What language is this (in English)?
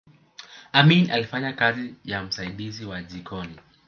Swahili